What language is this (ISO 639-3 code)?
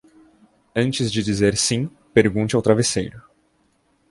por